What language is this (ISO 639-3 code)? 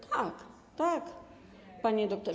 pol